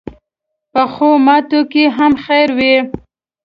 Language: Pashto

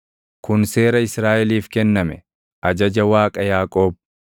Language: Oromo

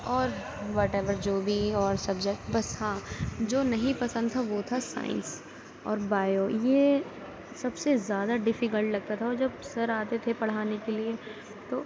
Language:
Urdu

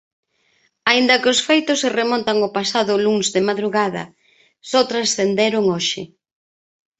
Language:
Galician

